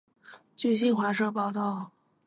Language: Chinese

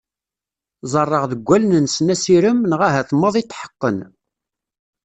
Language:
Kabyle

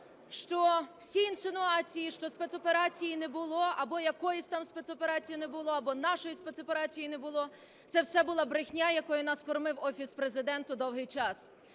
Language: Ukrainian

